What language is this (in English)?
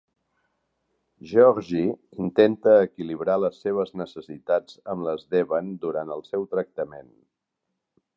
Catalan